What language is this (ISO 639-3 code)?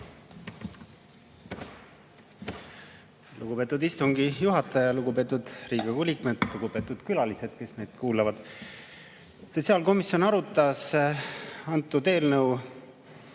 est